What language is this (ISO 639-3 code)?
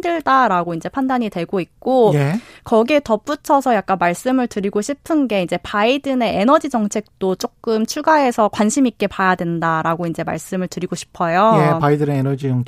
kor